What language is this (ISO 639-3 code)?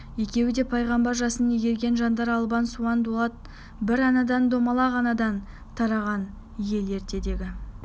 kaz